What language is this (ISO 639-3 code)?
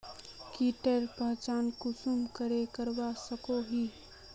mag